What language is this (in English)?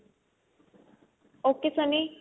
Punjabi